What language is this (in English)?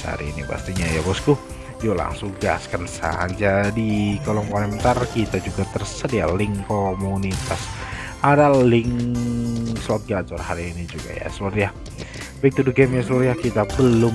Indonesian